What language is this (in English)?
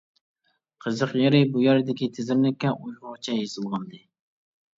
Uyghur